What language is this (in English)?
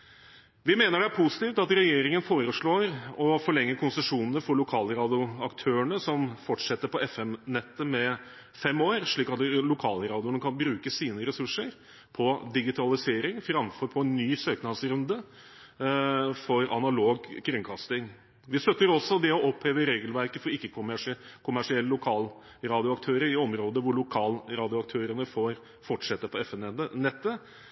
Norwegian Bokmål